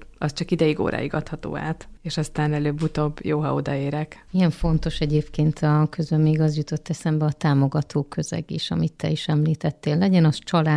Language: Hungarian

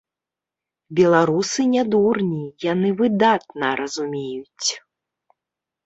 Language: Belarusian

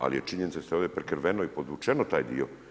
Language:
Croatian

